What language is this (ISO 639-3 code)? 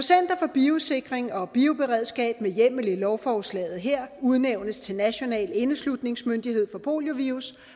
dan